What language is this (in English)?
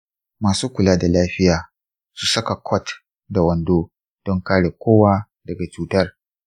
Hausa